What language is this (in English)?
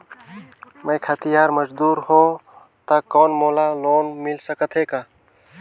Chhattisgarhi